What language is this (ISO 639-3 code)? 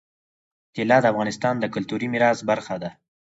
pus